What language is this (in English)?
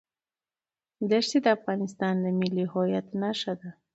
Pashto